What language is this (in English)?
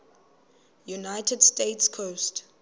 Xhosa